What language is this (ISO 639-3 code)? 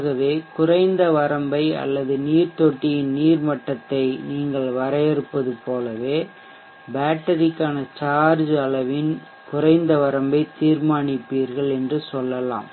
tam